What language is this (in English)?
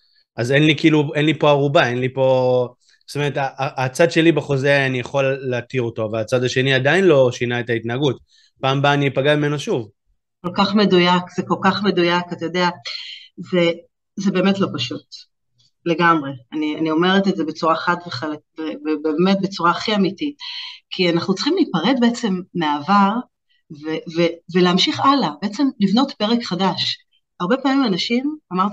Hebrew